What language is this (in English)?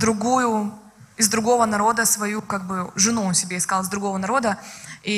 Russian